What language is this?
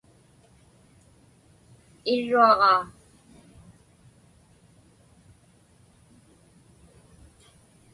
Inupiaq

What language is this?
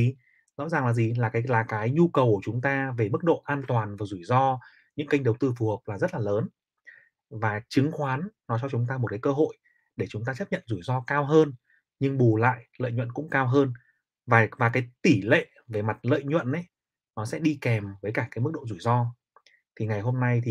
Vietnamese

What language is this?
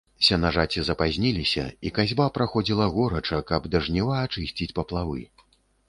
Belarusian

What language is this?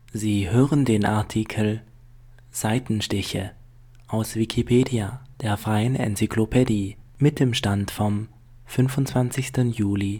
German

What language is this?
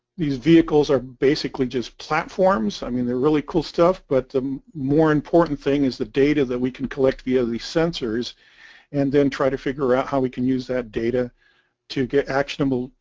English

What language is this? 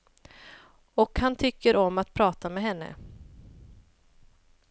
Swedish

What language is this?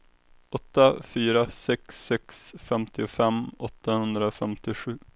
Swedish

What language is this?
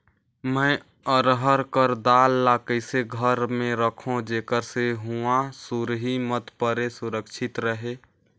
Chhattisgarhi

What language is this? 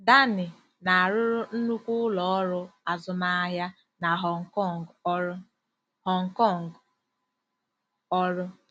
Igbo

